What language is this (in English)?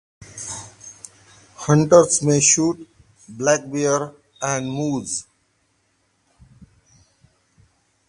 English